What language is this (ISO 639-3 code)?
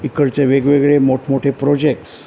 mar